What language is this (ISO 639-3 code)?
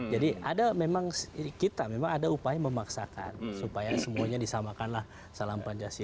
ind